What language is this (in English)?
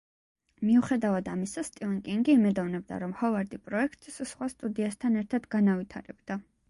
Georgian